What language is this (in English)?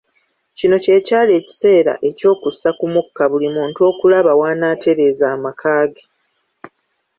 Ganda